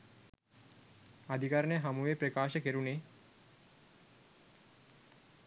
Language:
Sinhala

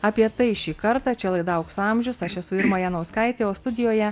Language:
Lithuanian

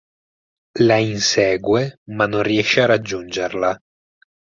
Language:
Italian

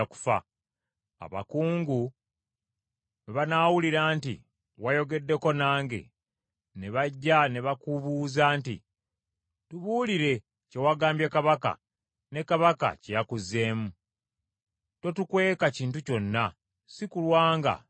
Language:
Ganda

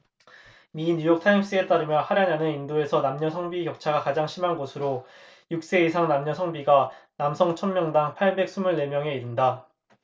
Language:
Korean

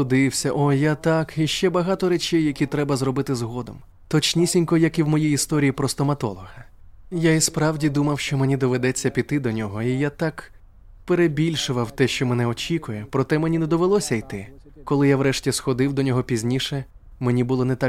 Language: Ukrainian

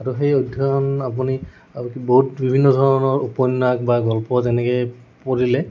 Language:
Assamese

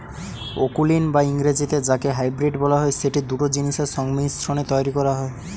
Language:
Bangla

